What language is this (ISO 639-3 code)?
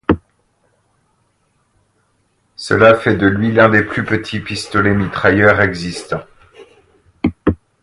fra